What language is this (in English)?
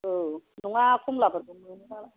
Bodo